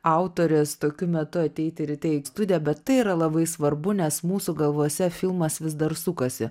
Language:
Lithuanian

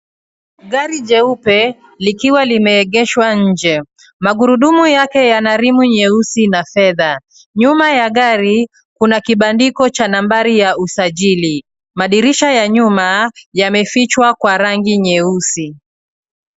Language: Swahili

